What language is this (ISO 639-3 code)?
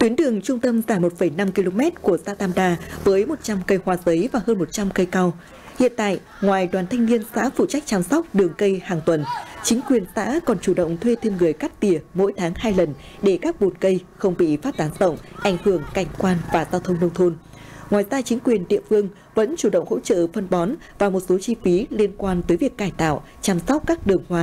vie